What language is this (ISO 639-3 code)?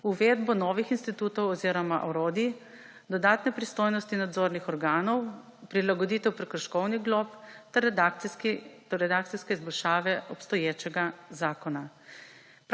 slv